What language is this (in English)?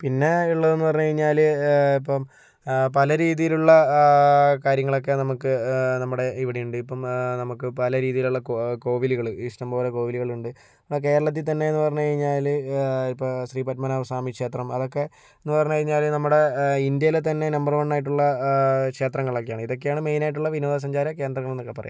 Malayalam